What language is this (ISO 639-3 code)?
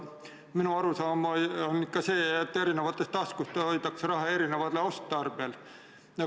est